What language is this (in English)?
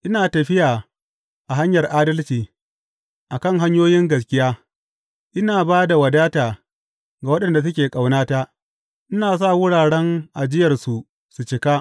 Hausa